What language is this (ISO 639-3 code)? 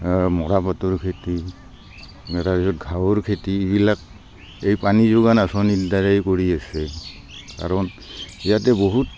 asm